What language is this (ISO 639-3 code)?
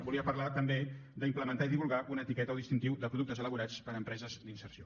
cat